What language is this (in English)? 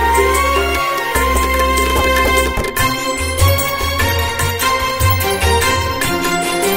Telugu